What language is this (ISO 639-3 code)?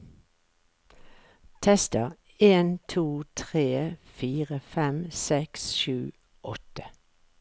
nor